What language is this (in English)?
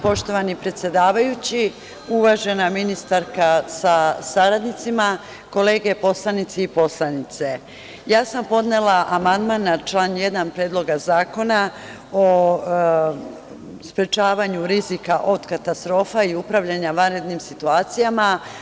Serbian